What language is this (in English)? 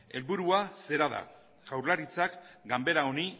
Basque